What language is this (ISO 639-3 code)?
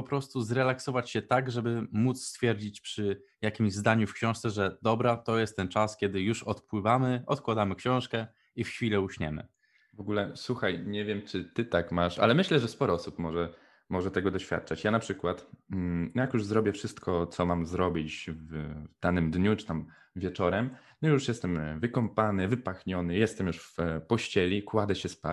pol